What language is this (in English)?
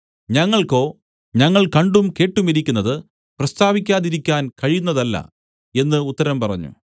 Malayalam